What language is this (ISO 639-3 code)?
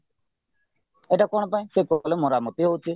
ori